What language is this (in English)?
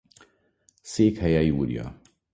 Hungarian